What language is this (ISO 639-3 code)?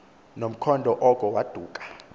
xho